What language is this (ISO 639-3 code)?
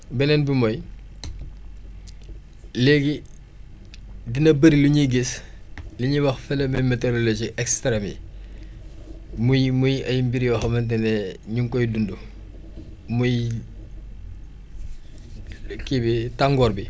wol